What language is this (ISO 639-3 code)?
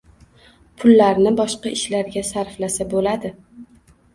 uzb